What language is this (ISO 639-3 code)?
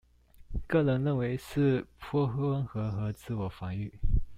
zho